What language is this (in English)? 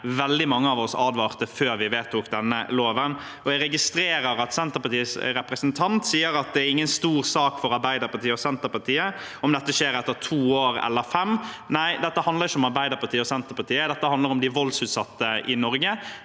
Norwegian